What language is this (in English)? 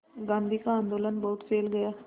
Hindi